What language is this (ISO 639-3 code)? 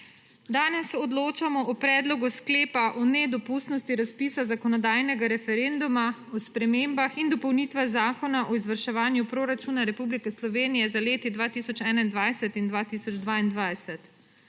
slv